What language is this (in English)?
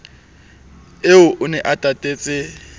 Southern Sotho